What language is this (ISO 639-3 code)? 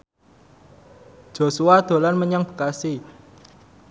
jav